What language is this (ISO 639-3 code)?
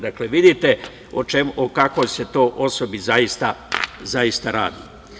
srp